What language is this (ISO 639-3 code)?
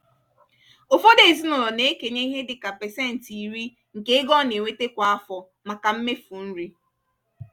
ibo